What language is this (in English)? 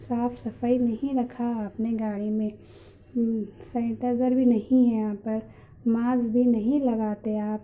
Urdu